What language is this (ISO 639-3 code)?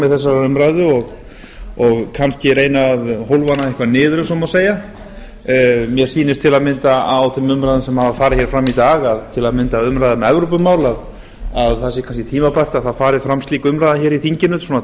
isl